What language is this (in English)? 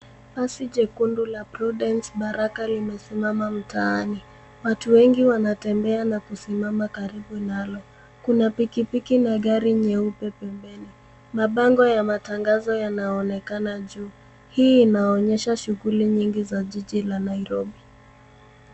Swahili